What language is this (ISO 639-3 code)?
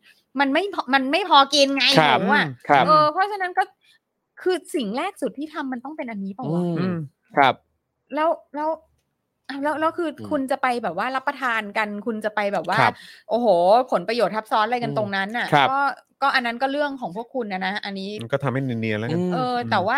tha